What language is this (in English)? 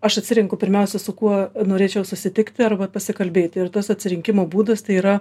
Lithuanian